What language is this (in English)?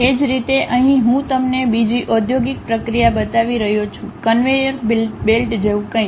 Gujarati